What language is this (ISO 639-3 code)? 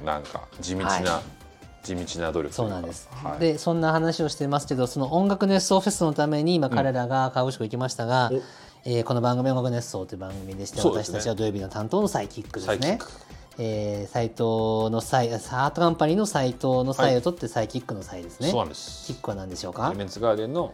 jpn